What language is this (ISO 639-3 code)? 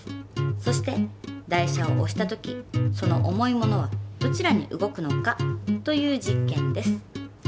jpn